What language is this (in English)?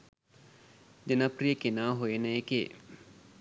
Sinhala